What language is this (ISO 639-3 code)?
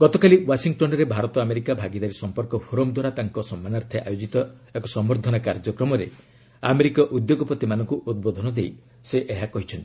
ori